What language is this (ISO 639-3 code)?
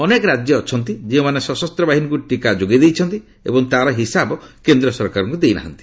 ori